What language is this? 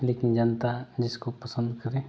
Hindi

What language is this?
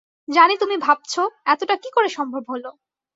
Bangla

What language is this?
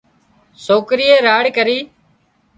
Wadiyara Koli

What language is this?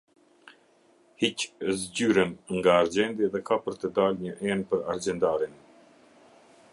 Albanian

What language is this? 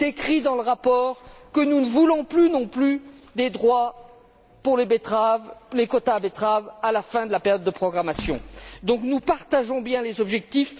French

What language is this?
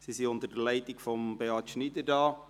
Swiss German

